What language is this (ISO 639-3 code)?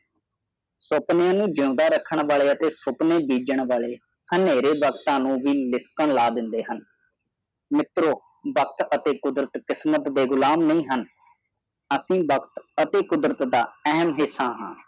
pan